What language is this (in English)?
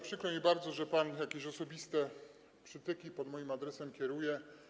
Polish